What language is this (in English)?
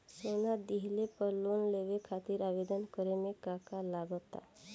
Bhojpuri